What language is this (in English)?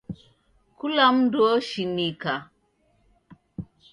Taita